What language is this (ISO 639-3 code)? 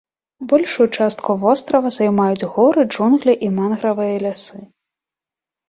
bel